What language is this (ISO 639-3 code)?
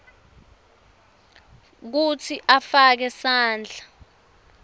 ssw